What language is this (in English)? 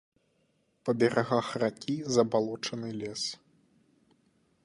Belarusian